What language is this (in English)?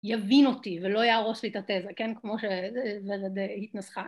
Hebrew